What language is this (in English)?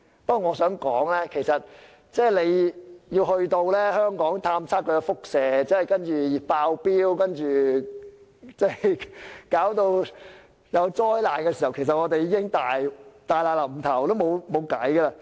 Cantonese